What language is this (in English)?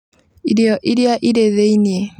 Kikuyu